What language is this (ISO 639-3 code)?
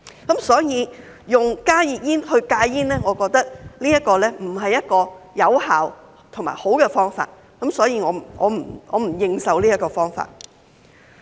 yue